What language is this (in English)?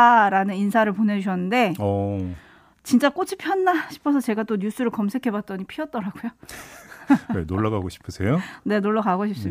Korean